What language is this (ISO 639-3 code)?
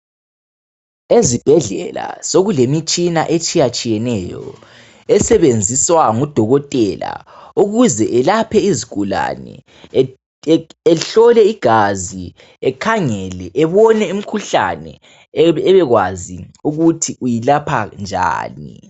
nde